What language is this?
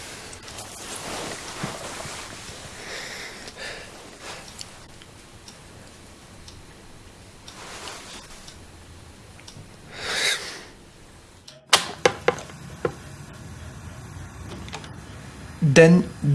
Bulgarian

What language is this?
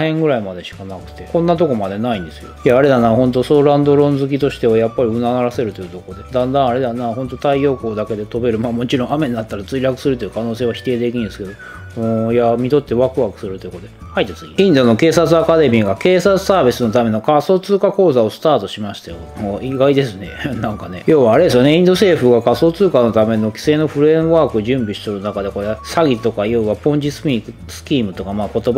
Japanese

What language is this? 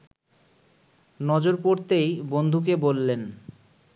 Bangla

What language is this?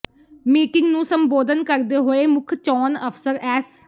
Punjabi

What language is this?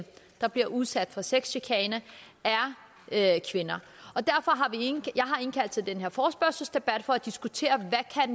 Danish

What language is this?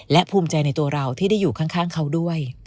Thai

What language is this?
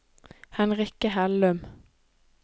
Norwegian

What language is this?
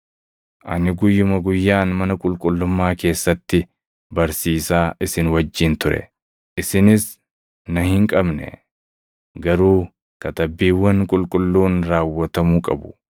Oromo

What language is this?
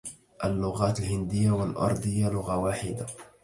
Arabic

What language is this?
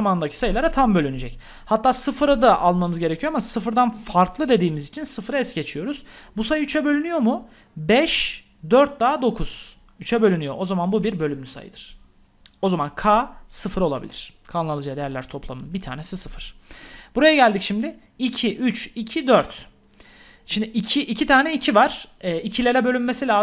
Turkish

